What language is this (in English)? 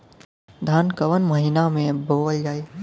Bhojpuri